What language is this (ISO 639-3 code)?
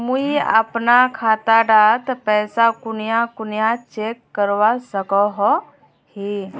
mag